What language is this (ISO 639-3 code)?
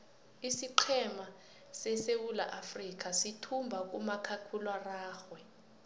nbl